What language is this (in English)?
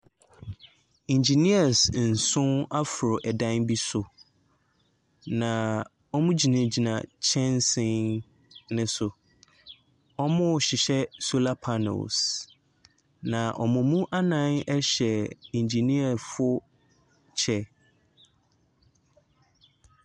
Akan